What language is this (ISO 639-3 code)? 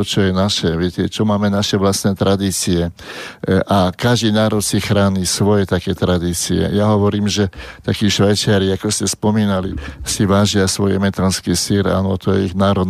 slk